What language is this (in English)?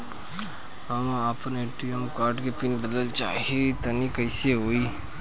Bhojpuri